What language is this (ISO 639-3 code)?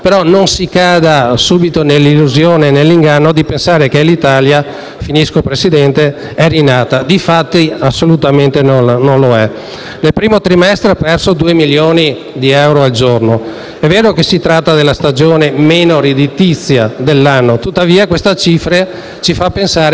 ita